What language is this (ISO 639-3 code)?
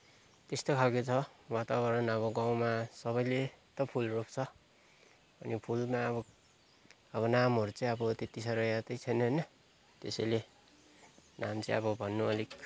nep